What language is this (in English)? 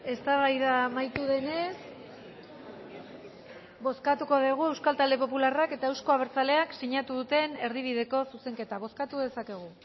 Basque